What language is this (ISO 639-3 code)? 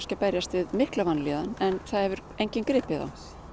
isl